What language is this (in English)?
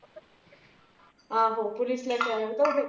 Punjabi